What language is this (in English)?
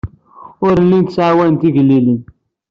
Kabyle